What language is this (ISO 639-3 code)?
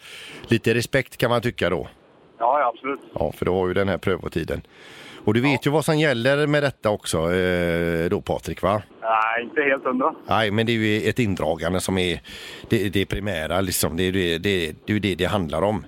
swe